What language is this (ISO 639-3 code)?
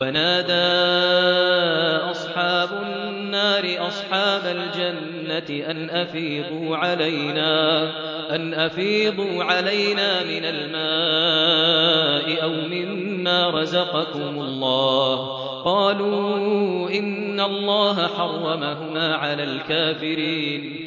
ara